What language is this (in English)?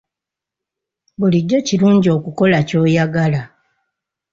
Ganda